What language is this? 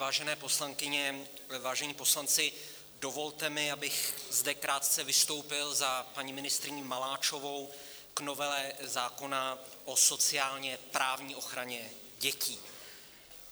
Czech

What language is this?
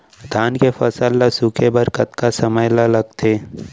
Chhattisgarhi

